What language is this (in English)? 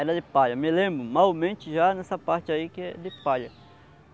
Portuguese